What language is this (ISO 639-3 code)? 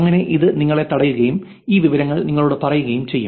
mal